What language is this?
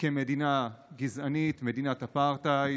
Hebrew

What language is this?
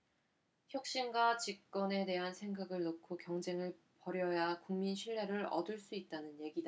Korean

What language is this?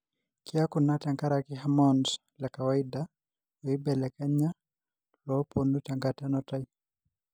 Masai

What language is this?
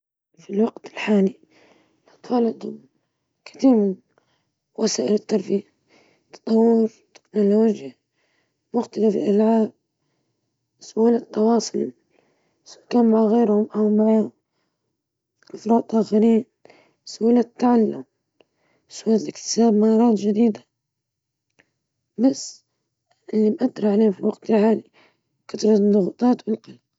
Libyan Arabic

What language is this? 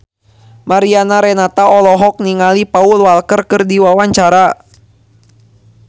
Sundanese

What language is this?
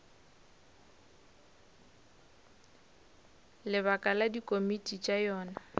Northern Sotho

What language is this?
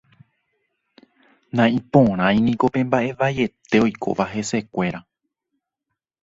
Guarani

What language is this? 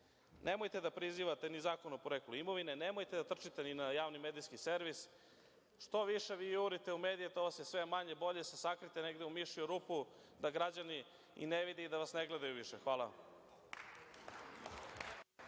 Serbian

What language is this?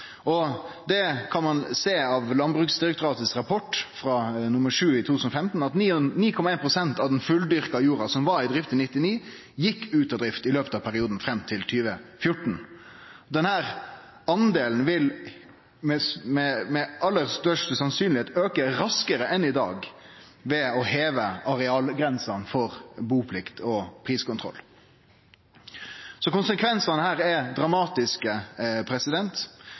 Norwegian Nynorsk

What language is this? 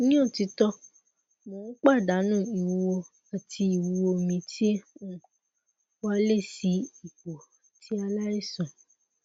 Yoruba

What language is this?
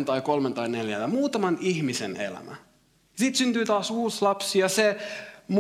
Finnish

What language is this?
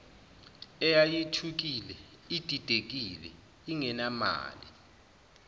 Zulu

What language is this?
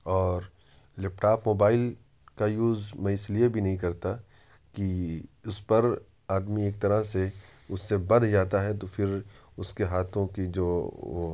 Urdu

